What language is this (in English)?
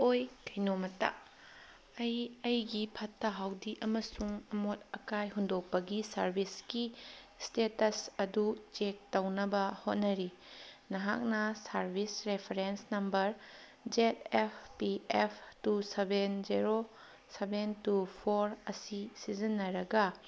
Manipuri